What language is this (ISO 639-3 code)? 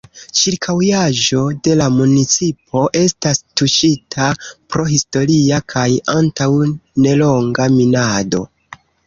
epo